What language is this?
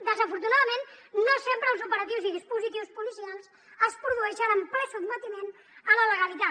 Catalan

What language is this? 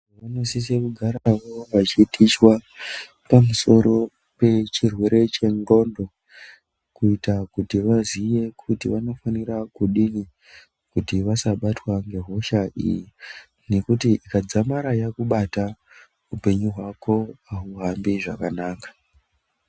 Ndau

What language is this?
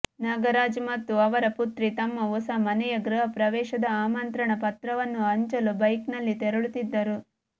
Kannada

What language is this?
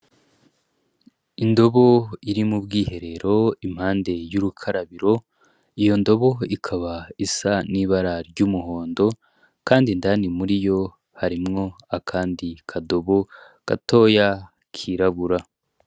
Rundi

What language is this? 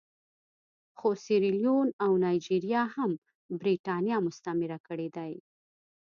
Pashto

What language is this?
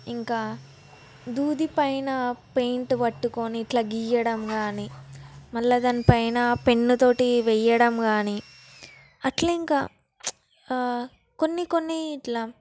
Telugu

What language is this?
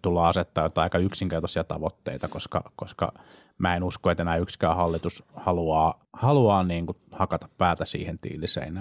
Finnish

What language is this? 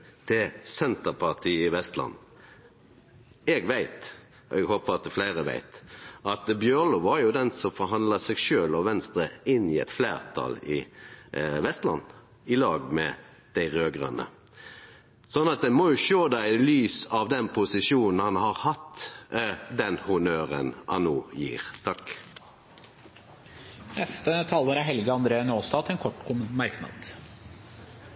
Norwegian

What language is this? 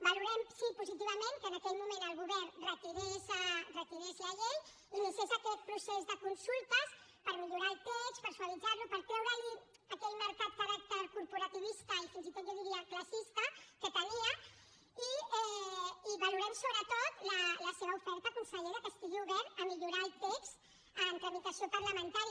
Catalan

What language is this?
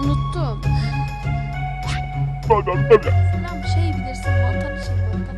Turkish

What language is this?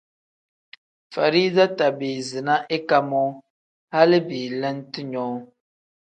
Tem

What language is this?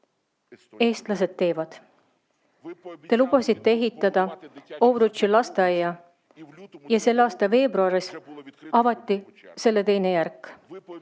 Estonian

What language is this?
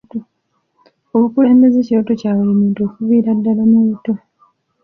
Ganda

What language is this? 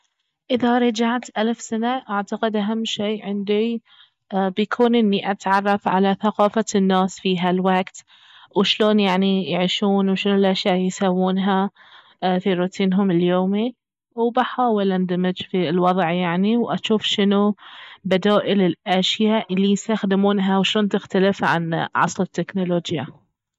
Baharna Arabic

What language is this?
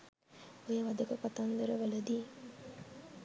Sinhala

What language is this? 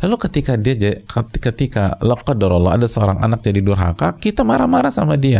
Indonesian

